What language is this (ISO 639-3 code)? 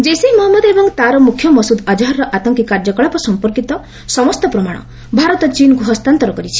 ori